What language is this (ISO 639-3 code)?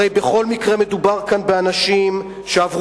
heb